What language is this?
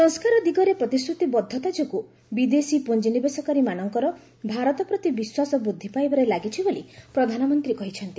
Odia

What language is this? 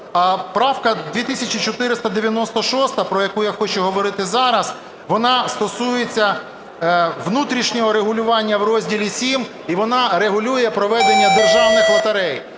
Ukrainian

